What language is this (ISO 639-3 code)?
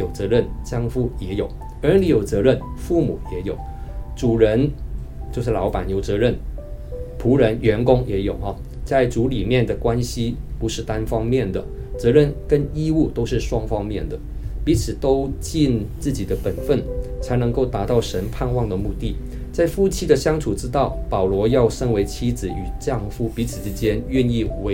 zho